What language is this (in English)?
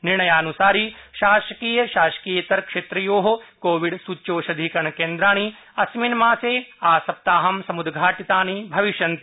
Sanskrit